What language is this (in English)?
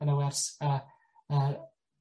Welsh